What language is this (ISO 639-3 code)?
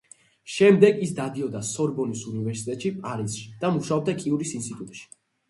kat